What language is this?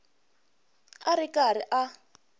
Tsonga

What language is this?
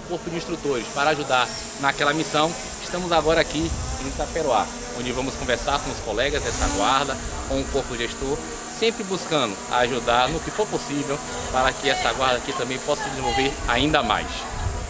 Portuguese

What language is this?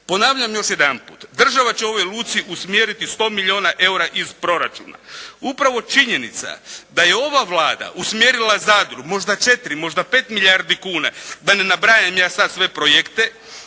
Croatian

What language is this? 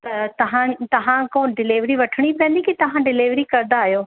Sindhi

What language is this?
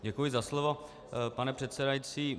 Czech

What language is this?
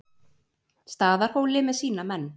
Icelandic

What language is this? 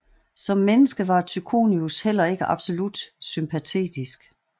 Danish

